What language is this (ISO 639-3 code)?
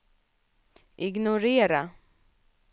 swe